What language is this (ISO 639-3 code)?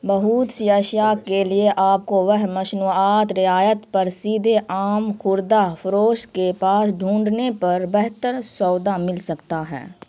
urd